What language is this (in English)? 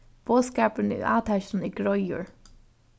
Faroese